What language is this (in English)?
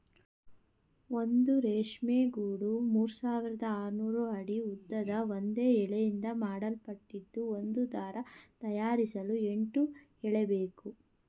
Kannada